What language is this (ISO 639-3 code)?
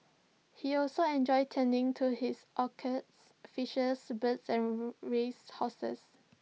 eng